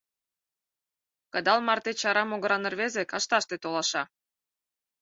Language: Mari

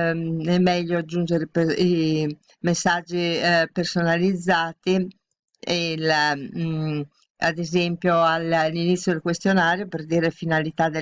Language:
Italian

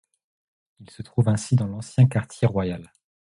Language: French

